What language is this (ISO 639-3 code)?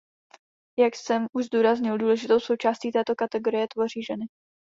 ces